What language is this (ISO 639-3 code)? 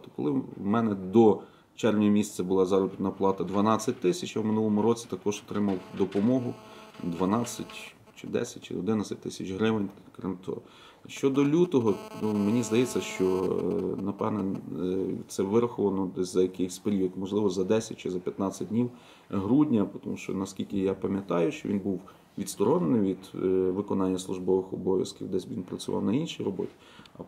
ukr